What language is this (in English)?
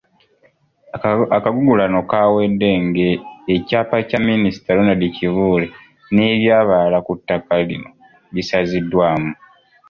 Ganda